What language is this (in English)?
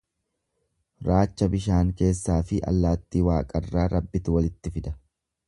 Oromo